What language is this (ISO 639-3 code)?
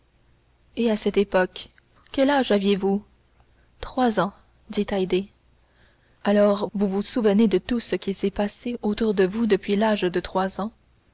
fra